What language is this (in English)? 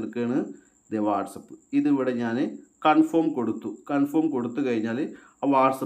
Malayalam